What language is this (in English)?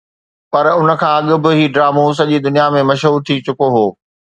Sindhi